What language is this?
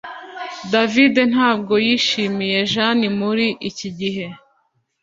Kinyarwanda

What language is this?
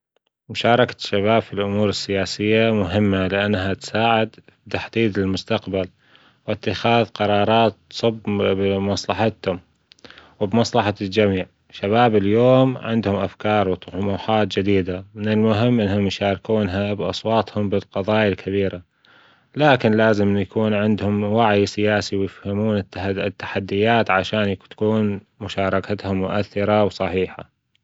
Gulf Arabic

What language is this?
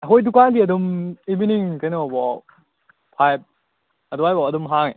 Manipuri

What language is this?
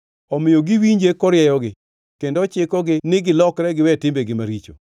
Luo (Kenya and Tanzania)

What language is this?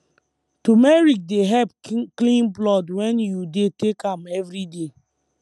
Nigerian Pidgin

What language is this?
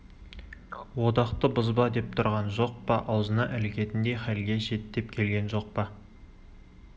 Kazakh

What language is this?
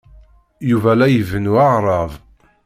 Kabyle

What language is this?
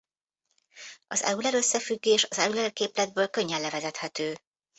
Hungarian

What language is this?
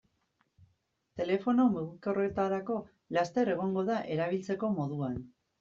Basque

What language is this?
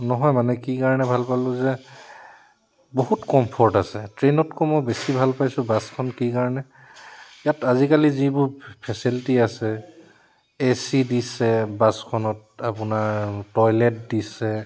Assamese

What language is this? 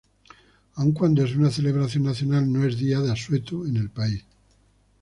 Spanish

